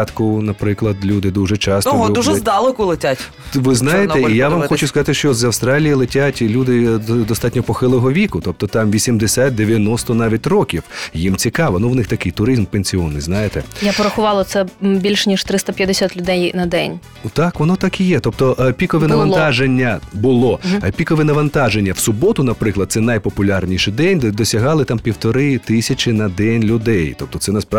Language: Ukrainian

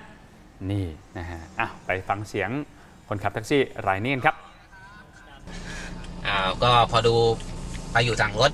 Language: Thai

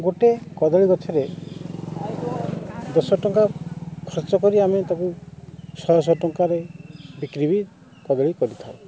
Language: Odia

